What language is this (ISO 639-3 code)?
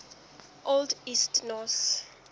sot